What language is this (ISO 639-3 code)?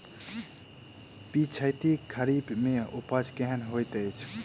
mai